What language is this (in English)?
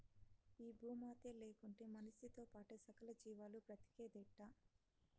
Telugu